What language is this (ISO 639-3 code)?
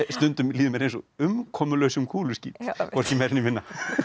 isl